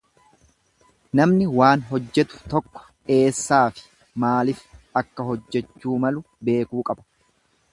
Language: Oromo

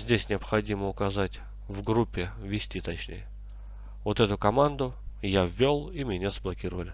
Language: Russian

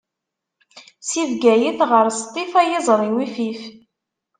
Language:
Kabyle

